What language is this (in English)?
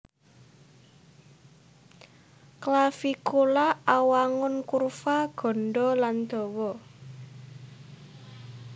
Javanese